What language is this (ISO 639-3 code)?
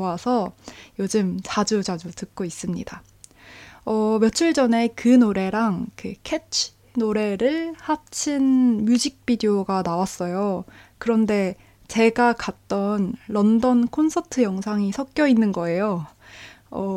kor